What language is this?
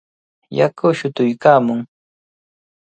Cajatambo North Lima Quechua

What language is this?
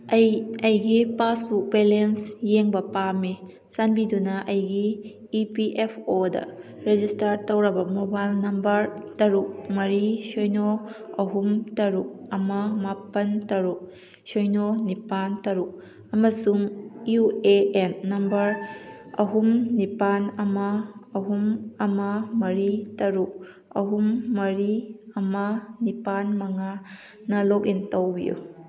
Manipuri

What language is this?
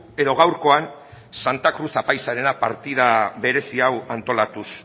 Basque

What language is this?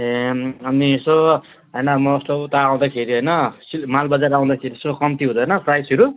Nepali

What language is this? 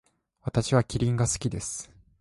Japanese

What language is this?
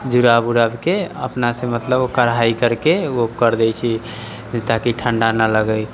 Maithili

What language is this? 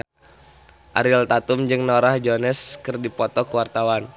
Sundanese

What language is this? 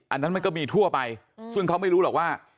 Thai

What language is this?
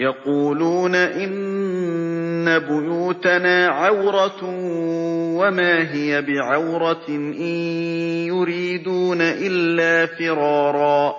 Arabic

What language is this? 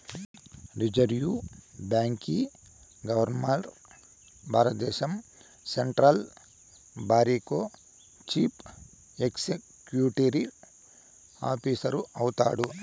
Telugu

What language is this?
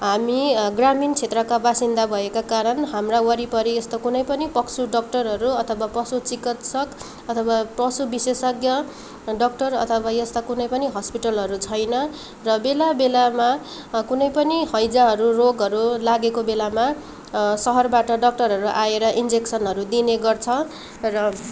Nepali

